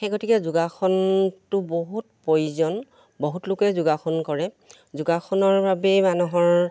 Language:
Assamese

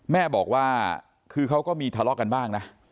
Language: Thai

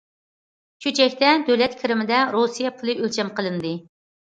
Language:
Uyghur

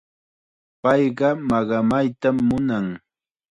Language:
Chiquián Ancash Quechua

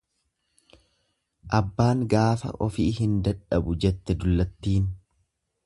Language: Oromo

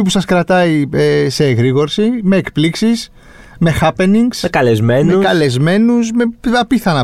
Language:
Greek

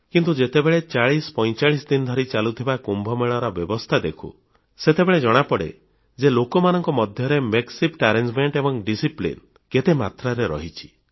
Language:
Odia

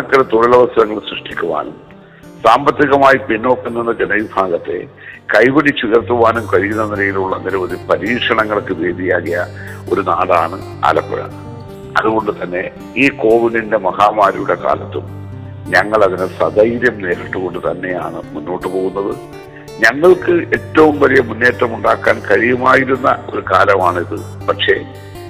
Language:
Malayalam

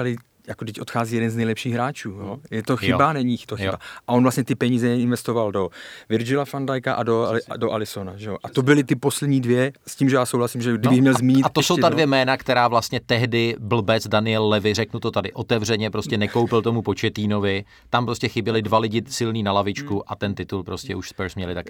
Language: Czech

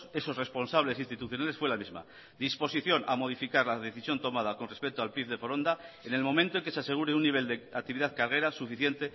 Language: Spanish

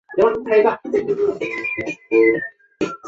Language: Chinese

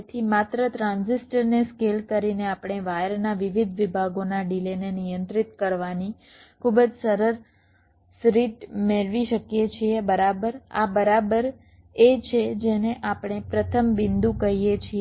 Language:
Gujarati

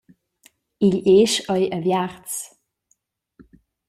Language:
Romansh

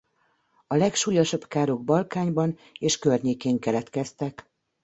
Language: Hungarian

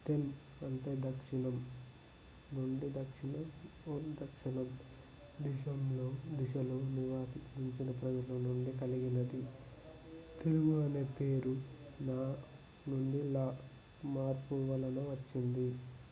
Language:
Telugu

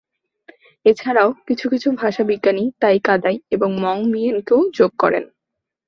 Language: Bangla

